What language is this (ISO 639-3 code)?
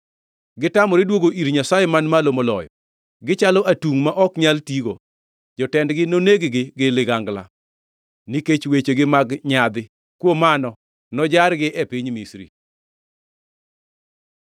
luo